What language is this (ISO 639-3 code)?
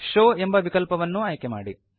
kan